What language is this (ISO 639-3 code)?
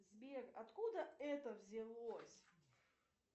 rus